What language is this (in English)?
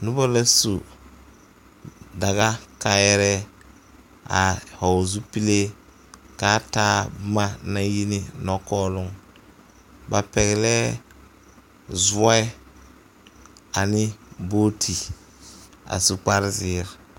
Southern Dagaare